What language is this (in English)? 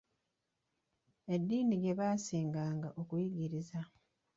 Ganda